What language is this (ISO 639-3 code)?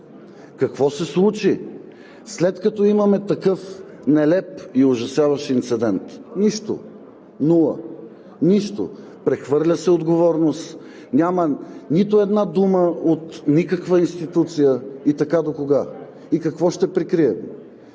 bul